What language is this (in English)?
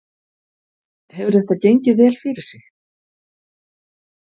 Icelandic